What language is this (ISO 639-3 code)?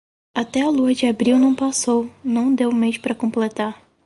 por